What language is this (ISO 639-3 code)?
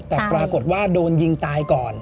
tha